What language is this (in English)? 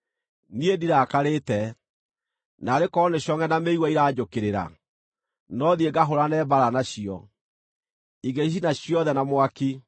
Kikuyu